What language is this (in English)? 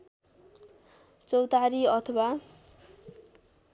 Nepali